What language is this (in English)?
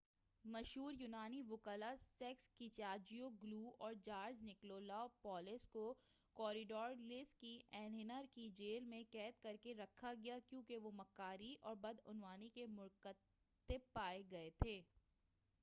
Urdu